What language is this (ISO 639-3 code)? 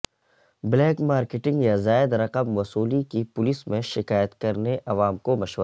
urd